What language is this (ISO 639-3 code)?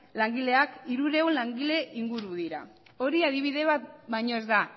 eus